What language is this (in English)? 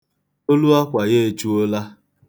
Igbo